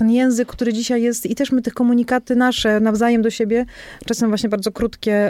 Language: Polish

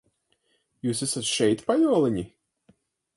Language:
Latvian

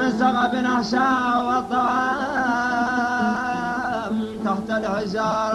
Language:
Arabic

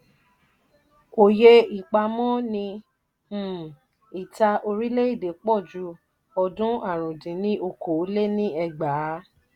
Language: Yoruba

